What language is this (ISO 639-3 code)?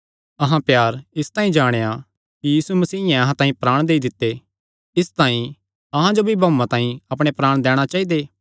xnr